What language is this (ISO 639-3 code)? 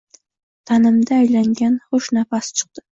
uzb